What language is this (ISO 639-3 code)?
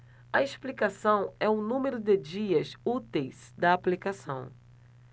por